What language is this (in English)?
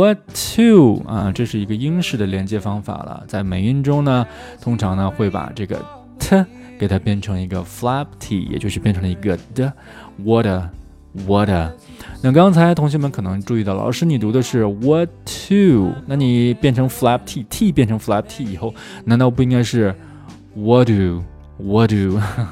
Chinese